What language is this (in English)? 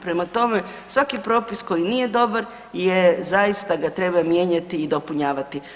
Croatian